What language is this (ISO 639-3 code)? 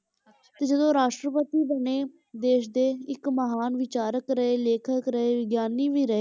pan